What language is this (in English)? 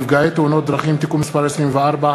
Hebrew